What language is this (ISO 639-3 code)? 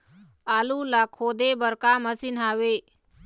hne